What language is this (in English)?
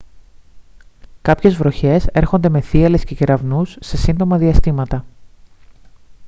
Greek